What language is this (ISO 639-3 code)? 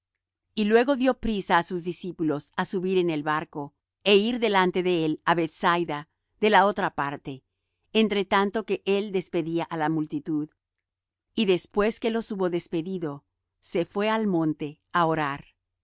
spa